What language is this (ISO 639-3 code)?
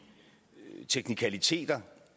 dan